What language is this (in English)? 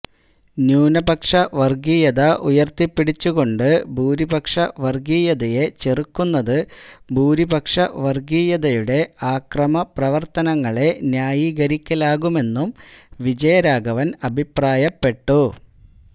Malayalam